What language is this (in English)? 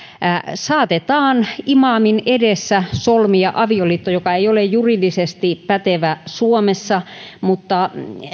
Finnish